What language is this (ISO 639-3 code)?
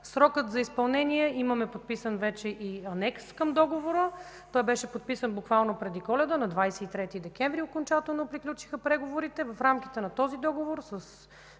bul